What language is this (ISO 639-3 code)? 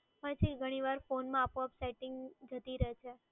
guj